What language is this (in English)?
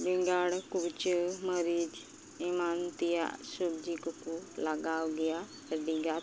Santali